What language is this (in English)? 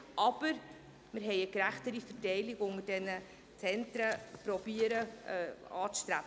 Swiss German